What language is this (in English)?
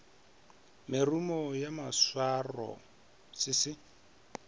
Northern Sotho